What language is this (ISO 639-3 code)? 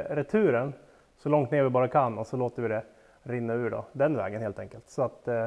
swe